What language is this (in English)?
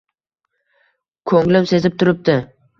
Uzbek